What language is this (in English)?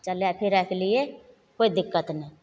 Maithili